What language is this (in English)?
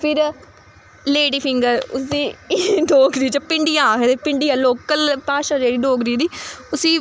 Dogri